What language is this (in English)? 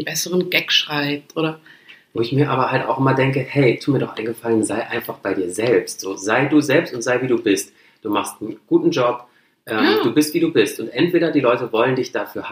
German